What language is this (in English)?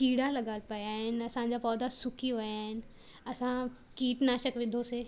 Sindhi